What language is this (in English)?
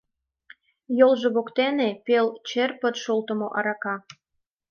Mari